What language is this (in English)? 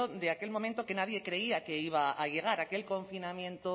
Spanish